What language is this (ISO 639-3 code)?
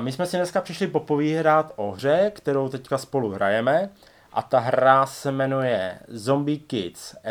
ces